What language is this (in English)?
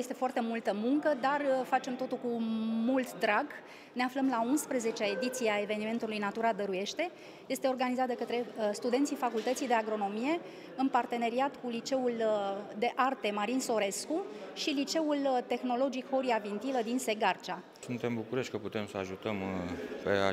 Romanian